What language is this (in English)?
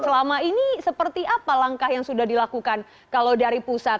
Indonesian